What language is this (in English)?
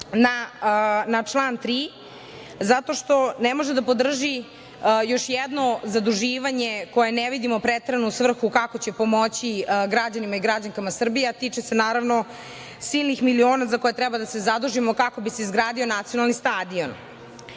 Serbian